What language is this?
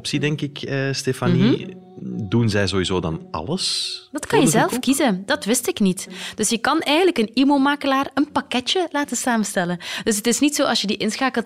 Dutch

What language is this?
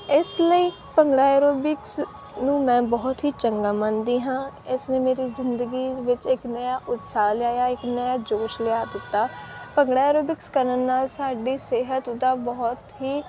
Punjabi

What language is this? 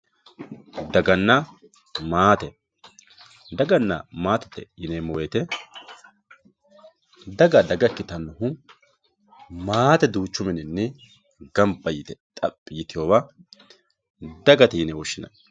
Sidamo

